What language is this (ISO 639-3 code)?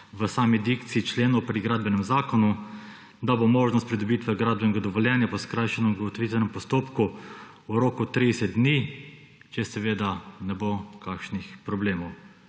slv